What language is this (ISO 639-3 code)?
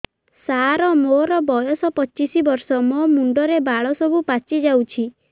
ori